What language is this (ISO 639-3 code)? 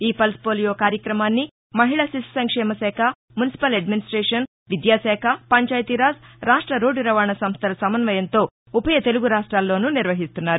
tel